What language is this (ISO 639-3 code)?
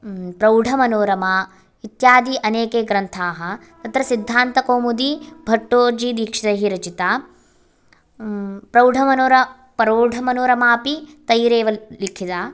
san